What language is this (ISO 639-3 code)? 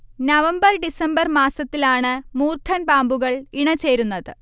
mal